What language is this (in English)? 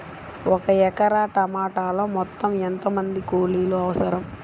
Telugu